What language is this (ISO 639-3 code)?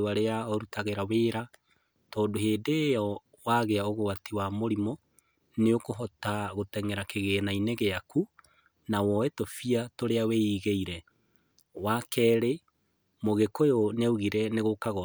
kik